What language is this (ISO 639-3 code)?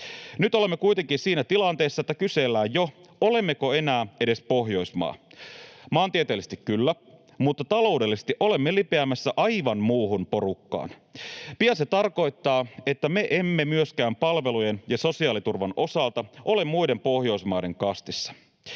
fin